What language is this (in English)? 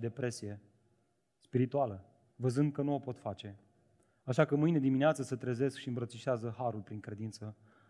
Romanian